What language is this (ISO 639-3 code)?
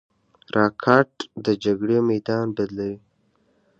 pus